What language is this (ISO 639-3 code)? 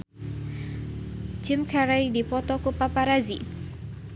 sun